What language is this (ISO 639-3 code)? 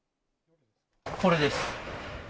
jpn